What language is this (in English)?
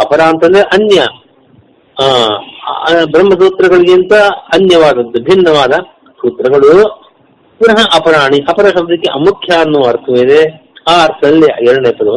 Kannada